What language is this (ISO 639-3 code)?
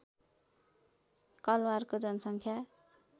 nep